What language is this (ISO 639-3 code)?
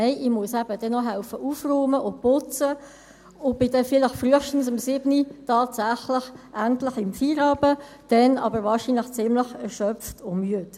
gsw